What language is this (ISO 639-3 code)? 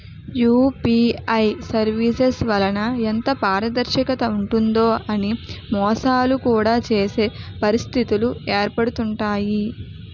tel